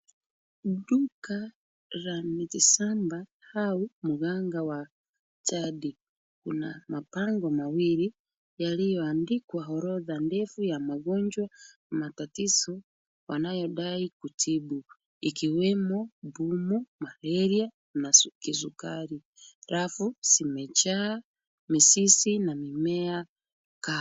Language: Swahili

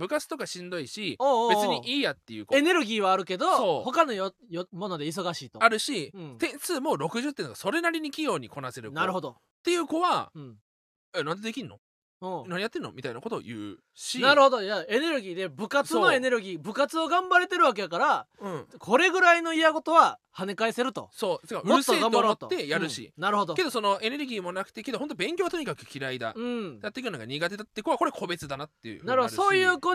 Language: Japanese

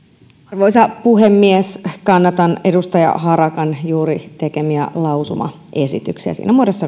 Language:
Finnish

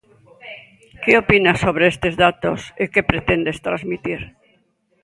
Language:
Galician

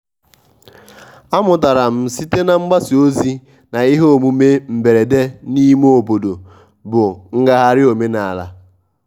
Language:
Igbo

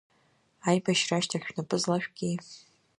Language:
Abkhazian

